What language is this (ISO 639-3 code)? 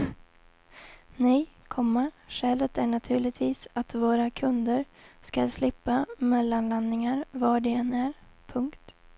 swe